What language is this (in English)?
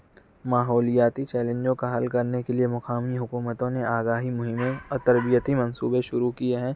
Urdu